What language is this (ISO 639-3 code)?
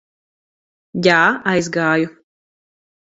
lav